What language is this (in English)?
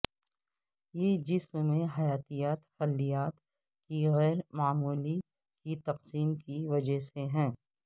Urdu